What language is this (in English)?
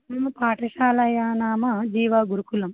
Sanskrit